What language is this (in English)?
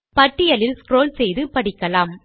Tamil